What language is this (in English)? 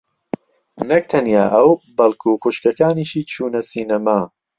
Central Kurdish